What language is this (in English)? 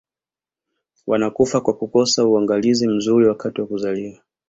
Swahili